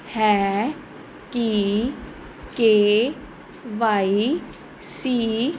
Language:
Punjabi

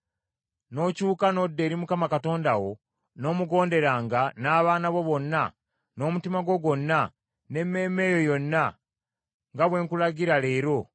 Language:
Ganda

